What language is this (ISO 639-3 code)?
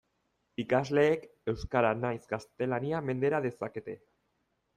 eus